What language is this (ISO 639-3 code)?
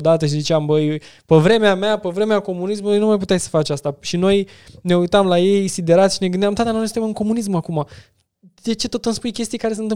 ron